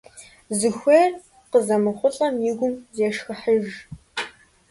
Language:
Kabardian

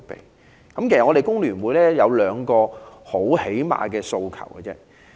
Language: Cantonese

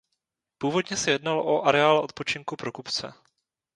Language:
Czech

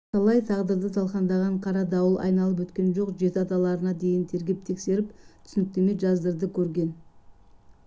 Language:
Kazakh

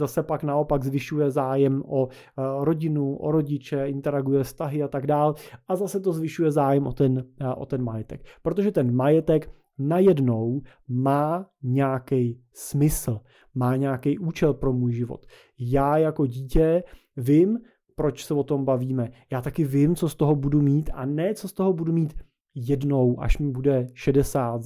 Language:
Czech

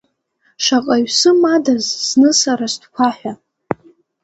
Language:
Abkhazian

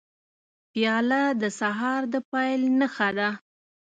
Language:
Pashto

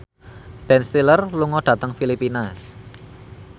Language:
Javanese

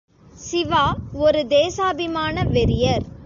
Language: Tamil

